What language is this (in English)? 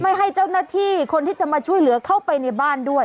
Thai